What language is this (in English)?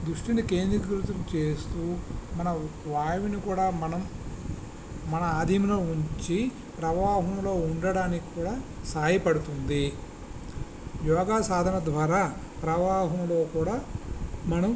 Telugu